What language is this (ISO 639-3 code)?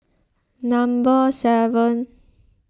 eng